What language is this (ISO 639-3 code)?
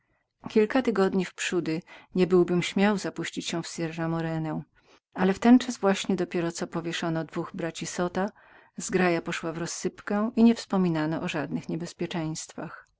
pol